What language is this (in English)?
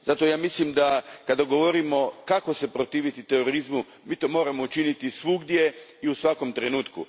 Croatian